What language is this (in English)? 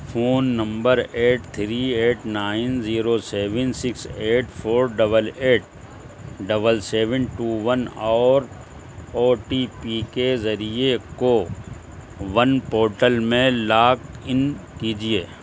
Urdu